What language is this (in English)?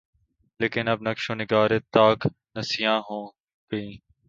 Urdu